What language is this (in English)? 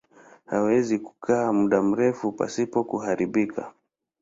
Swahili